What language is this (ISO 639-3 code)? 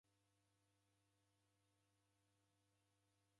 dav